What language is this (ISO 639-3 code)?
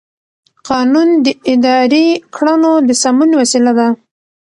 pus